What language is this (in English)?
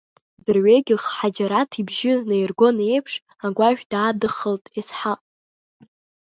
Abkhazian